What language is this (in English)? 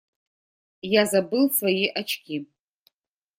Russian